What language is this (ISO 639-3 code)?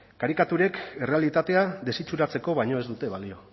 eus